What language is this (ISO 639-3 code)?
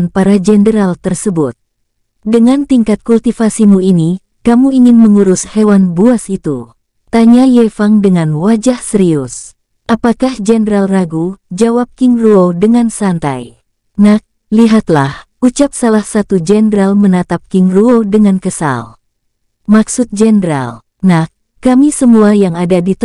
ind